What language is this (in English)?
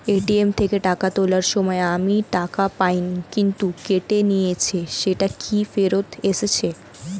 Bangla